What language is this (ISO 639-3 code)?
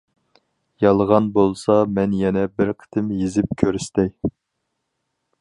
uig